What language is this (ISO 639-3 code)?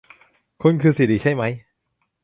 tha